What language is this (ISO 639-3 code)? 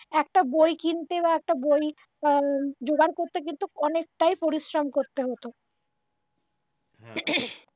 ben